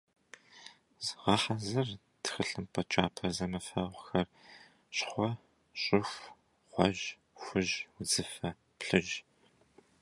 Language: Kabardian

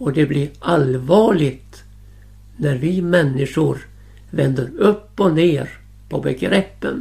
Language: Swedish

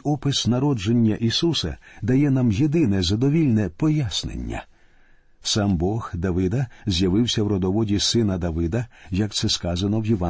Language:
Ukrainian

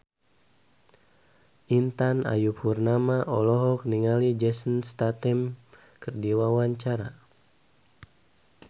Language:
Sundanese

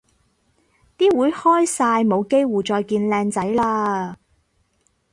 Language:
Cantonese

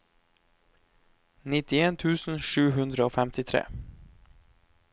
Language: Norwegian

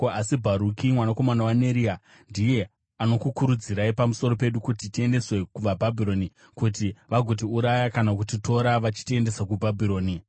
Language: Shona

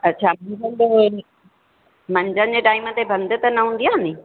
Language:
Sindhi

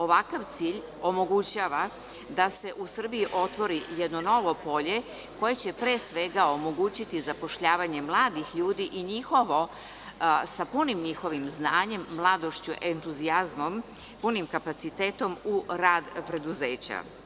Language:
Serbian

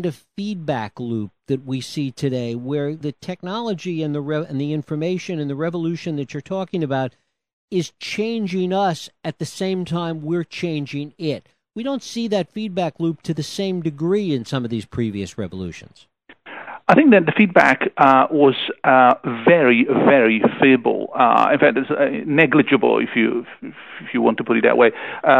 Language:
English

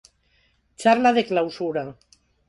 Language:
Galician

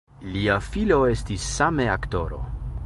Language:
Esperanto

